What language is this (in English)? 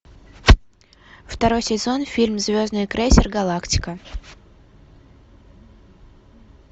Russian